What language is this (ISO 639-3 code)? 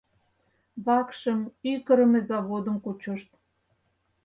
chm